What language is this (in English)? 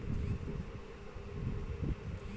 Bhojpuri